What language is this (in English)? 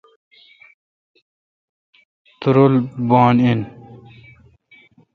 Kalkoti